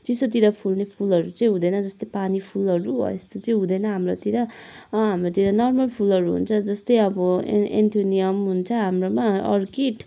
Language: Nepali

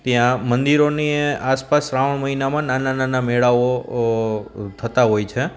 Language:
Gujarati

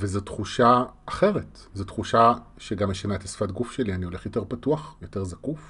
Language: Hebrew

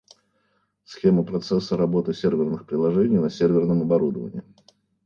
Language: Russian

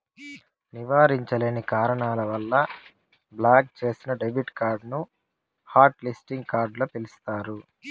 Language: Telugu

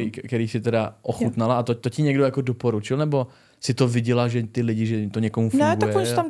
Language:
Czech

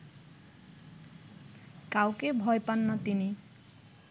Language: Bangla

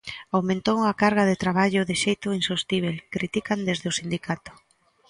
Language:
Galician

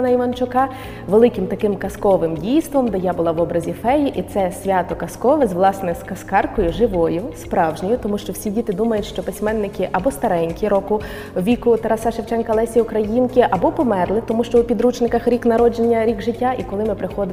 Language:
Ukrainian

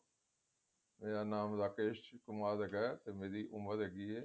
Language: Punjabi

